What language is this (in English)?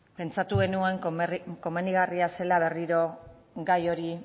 Basque